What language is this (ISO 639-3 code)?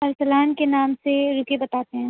urd